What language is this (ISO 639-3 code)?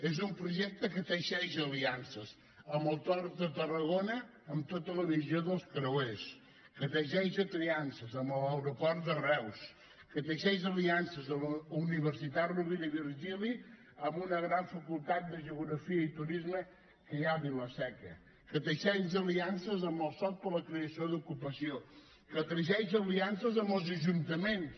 cat